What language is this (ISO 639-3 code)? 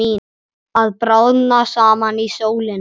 isl